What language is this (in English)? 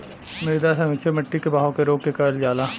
Bhojpuri